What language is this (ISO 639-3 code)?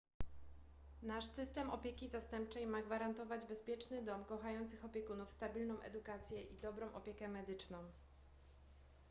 pol